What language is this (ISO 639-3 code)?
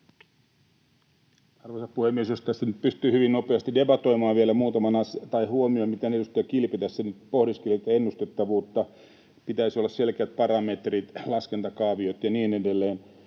fin